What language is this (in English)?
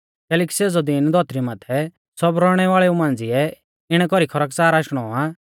Mahasu Pahari